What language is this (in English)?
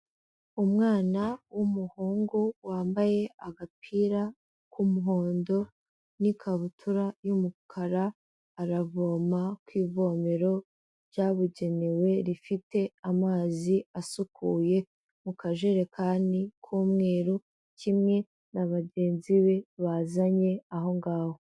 Kinyarwanda